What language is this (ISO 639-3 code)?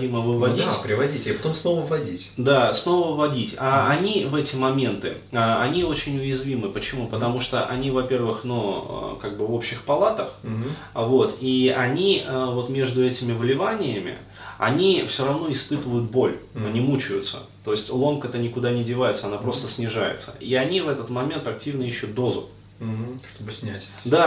rus